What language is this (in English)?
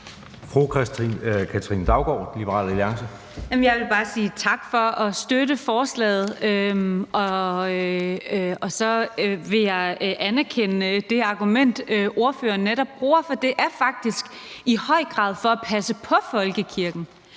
Danish